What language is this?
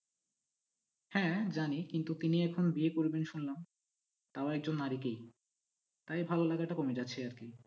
Bangla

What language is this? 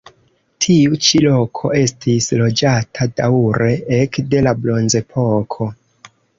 Esperanto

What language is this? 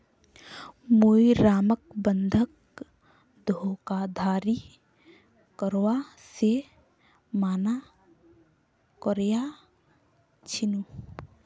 Magahi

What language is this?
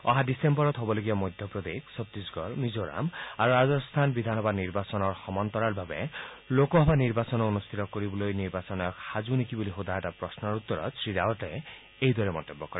Assamese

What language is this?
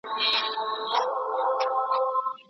Pashto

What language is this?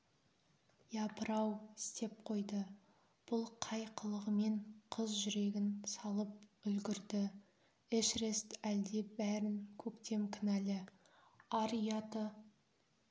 Kazakh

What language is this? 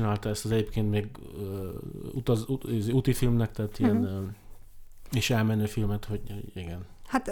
Hungarian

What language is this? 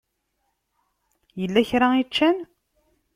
Kabyle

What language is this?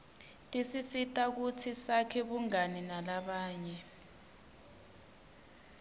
Swati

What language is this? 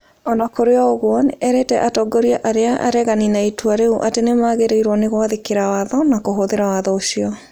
Kikuyu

